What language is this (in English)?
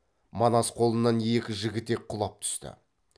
Kazakh